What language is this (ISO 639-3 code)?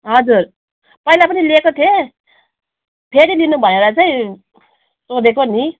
nep